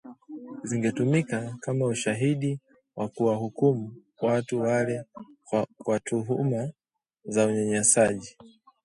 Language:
Swahili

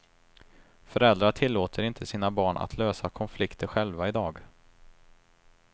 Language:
Swedish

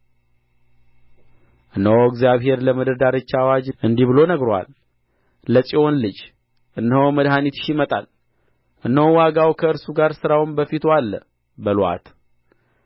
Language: Amharic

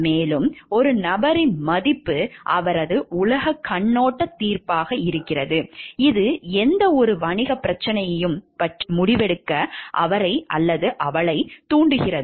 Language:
Tamil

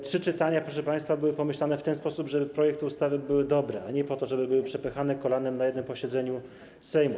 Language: Polish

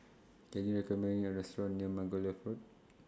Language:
English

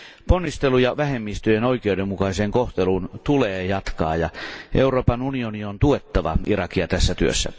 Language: Finnish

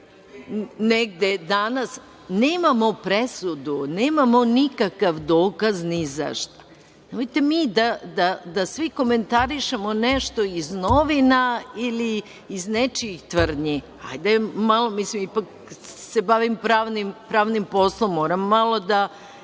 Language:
Serbian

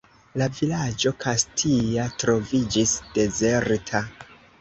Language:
Esperanto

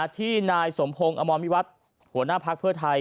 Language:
Thai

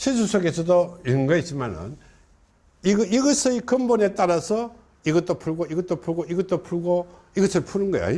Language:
Korean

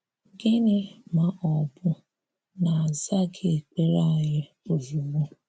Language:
Igbo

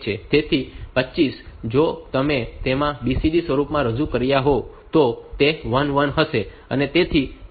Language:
Gujarati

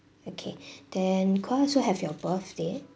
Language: English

